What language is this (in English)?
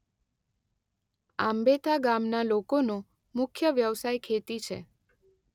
Gujarati